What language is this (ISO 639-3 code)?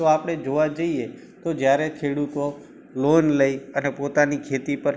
guj